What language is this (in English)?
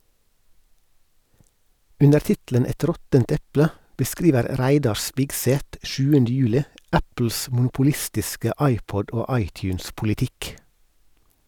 Norwegian